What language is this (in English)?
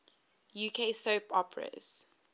English